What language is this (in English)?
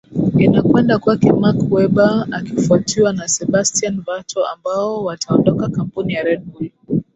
Swahili